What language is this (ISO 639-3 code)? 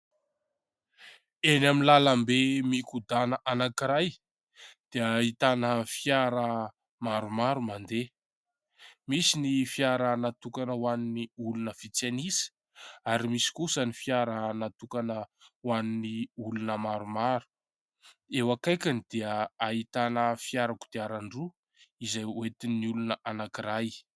mlg